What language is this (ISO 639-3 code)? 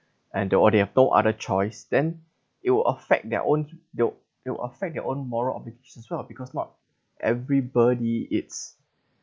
eng